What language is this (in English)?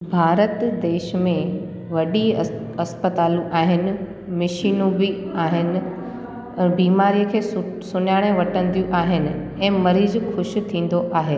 Sindhi